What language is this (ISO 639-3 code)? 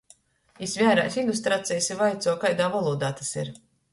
ltg